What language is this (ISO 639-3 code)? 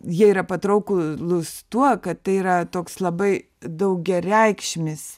lit